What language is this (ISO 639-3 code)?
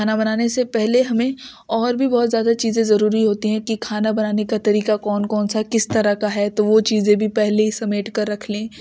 urd